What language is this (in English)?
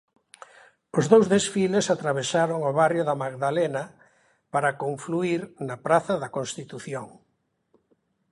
Galician